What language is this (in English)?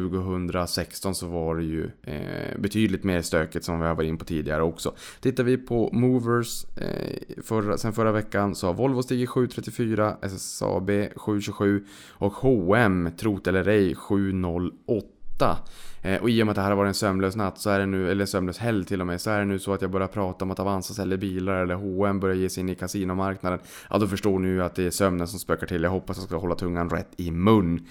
Swedish